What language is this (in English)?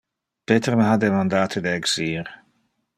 Interlingua